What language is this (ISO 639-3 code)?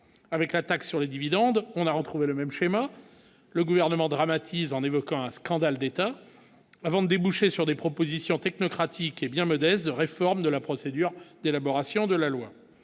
fra